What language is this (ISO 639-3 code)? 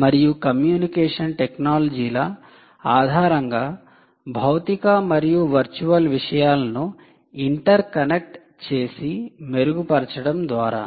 tel